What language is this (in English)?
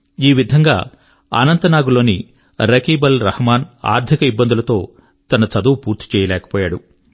Telugu